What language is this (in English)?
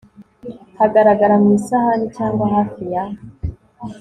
Kinyarwanda